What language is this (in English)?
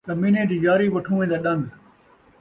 Saraiki